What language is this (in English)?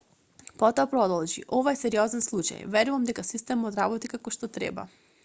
Macedonian